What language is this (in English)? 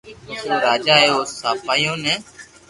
Loarki